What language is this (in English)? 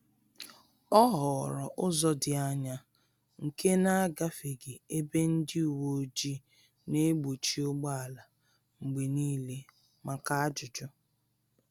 Igbo